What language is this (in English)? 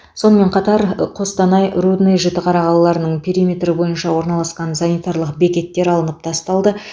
Kazakh